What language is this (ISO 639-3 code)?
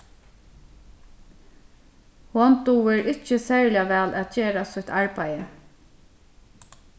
fao